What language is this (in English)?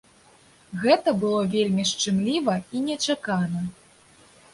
Belarusian